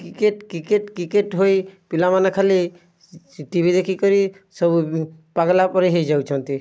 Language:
Odia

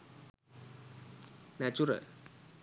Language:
Sinhala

